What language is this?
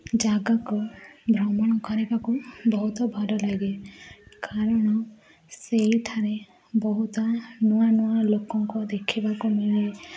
Odia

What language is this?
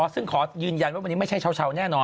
Thai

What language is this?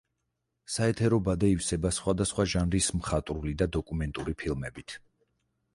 Georgian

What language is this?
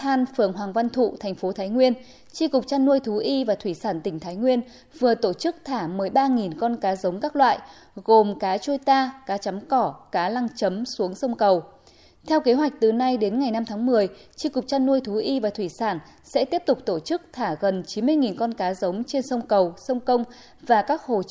Vietnamese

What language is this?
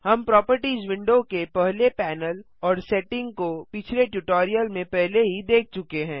Hindi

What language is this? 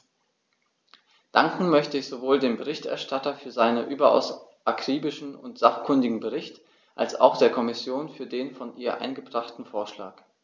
German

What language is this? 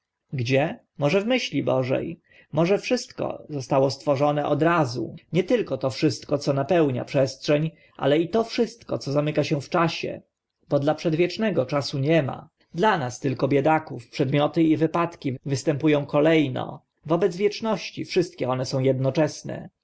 Polish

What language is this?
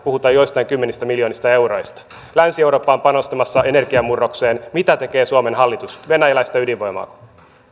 Finnish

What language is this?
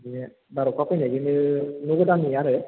Bodo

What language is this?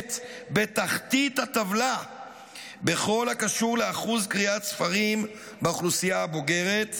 Hebrew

